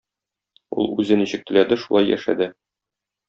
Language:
Tatar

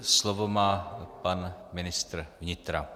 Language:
Czech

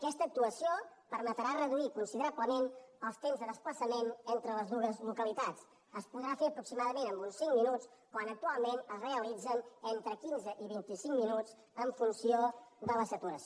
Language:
Catalan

